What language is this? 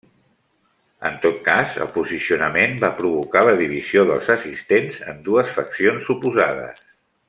Catalan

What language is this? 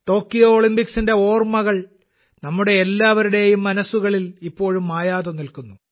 Malayalam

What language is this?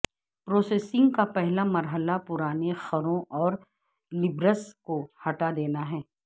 Urdu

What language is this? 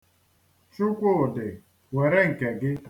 Igbo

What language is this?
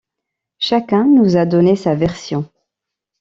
French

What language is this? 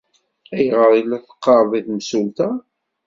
Kabyle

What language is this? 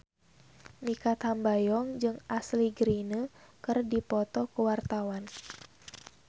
Sundanese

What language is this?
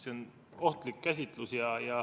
Estonian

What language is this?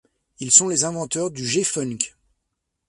French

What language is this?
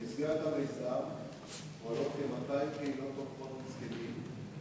Hebrew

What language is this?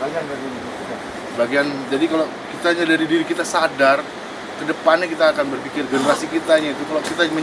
Indonesian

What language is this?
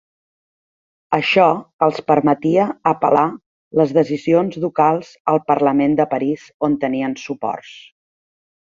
Catalan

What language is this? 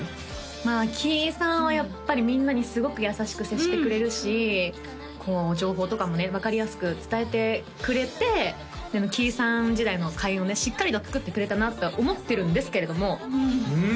Japanese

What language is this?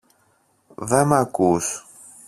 Greek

